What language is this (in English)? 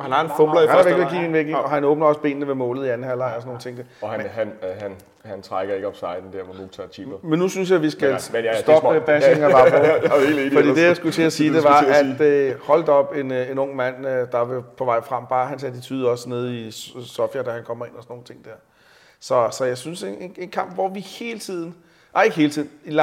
Danish